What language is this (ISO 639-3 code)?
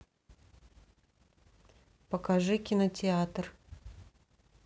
rus